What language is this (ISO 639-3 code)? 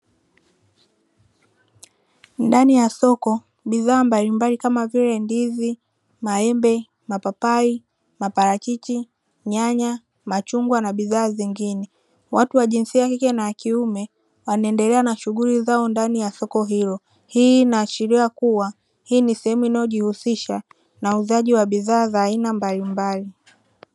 swa